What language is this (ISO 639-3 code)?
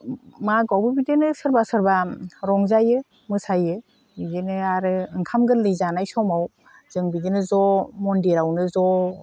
brx